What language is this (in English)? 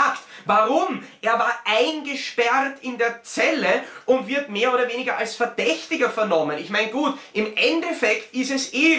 German